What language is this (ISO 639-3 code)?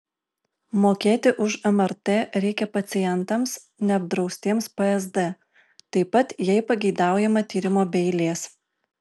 lit